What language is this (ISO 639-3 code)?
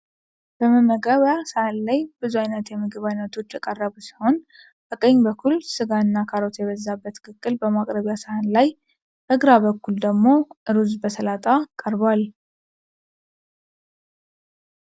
amh